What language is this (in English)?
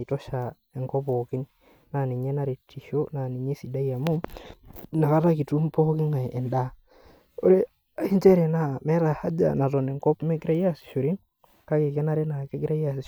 Masai